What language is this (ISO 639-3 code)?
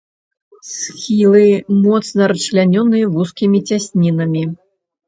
bel